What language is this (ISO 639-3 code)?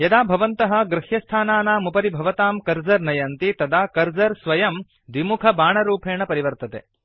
san